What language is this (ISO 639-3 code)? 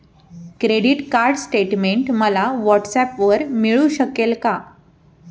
mar